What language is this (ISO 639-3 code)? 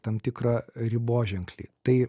lit